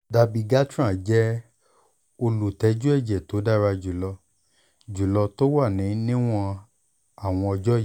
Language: Yoruba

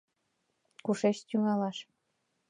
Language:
Mari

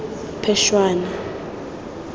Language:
Tswana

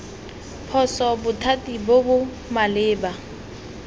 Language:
Tswana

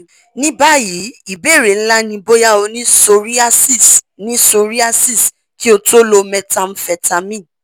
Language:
Yoruba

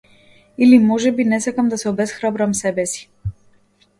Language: Macedonian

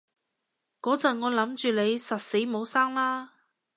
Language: Cantonese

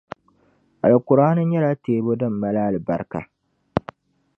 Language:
Dagbani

